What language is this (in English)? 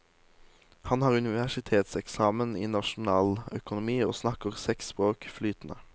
Norwegian